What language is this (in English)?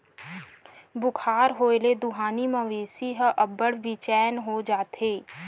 Chhattisgarhi